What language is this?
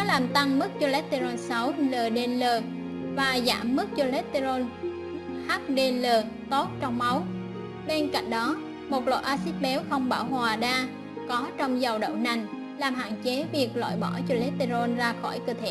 Vietnamese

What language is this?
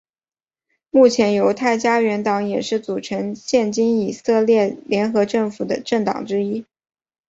Chinese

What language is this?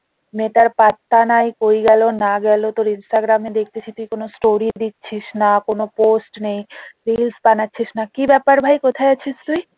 Bangla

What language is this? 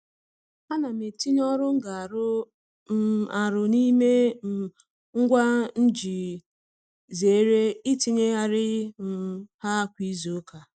Igbo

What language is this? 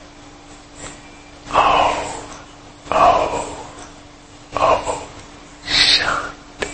Hindi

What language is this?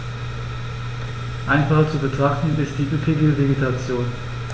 German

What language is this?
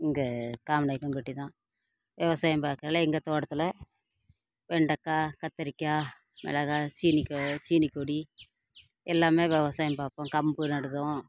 Tamil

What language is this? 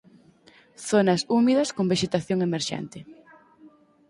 Galician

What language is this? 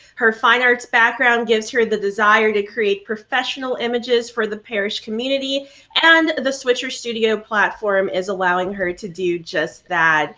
English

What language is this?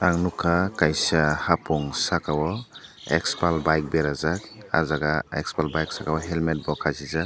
Kok Borok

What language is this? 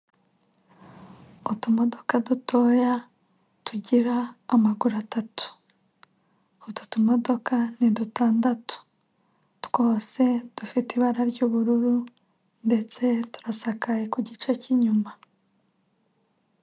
Kinyarwanda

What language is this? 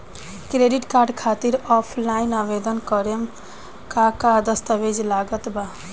Bhojpuri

